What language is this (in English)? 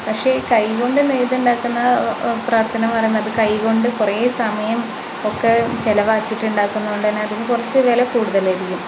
Malayalam